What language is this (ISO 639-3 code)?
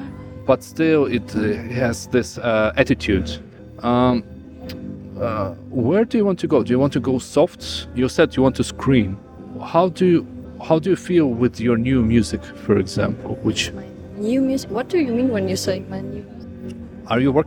eng